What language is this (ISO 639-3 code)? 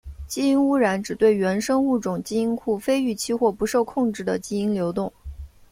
zho